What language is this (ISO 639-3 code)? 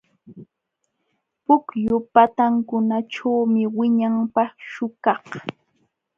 qxw